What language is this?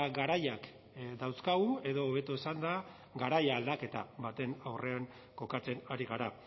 Basque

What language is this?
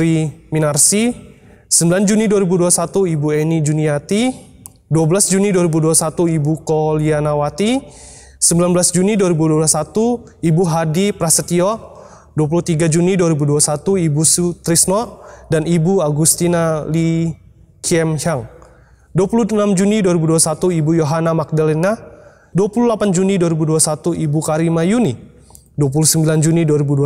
Indonesian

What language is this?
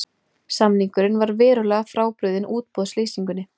Icelandic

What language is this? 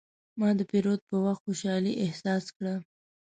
Pashto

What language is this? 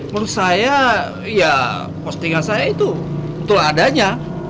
Indonesian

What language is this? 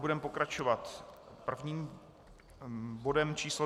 Czech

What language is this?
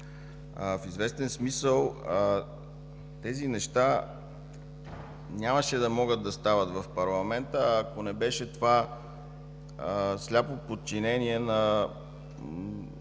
Bulgarian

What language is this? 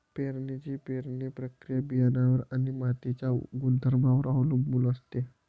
Marathi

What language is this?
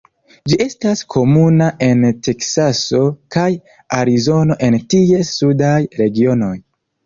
Esperanto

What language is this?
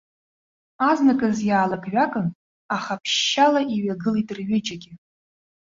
Abkhazian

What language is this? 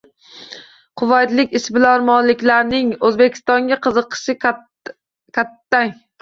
Uzbek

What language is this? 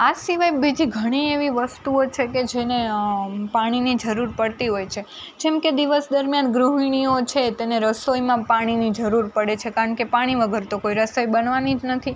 Gujarati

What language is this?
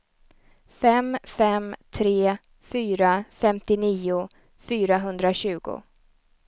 Swedish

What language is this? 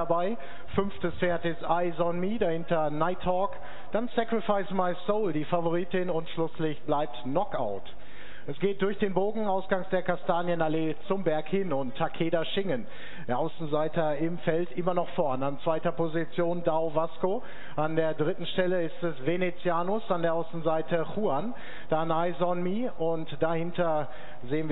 German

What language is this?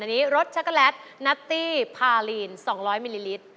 Thai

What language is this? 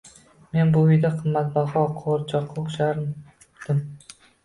Uzbek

